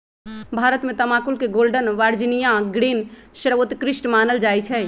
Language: Magahi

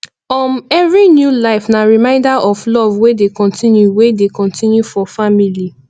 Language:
Nigerian Pidgin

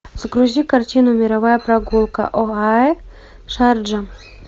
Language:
Russian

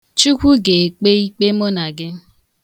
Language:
Igbo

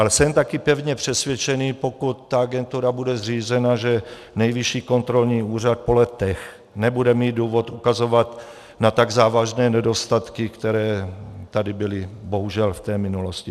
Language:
Czech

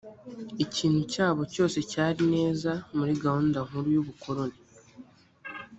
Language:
Kinyarwanda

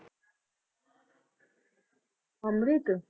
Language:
Punjabi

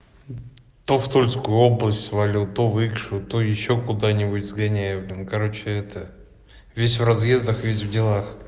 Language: Russian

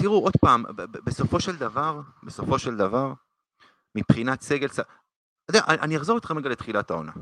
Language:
Hebrew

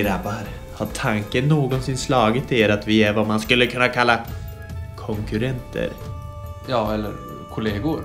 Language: Swedish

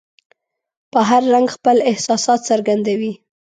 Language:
Pashto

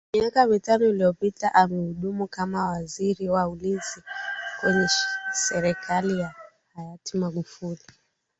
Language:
Swahili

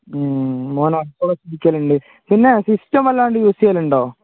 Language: Malayalam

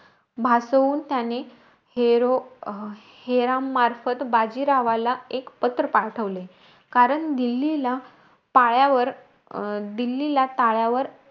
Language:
Marathi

